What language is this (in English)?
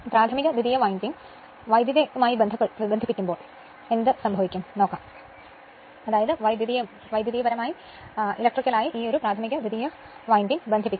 Malayalam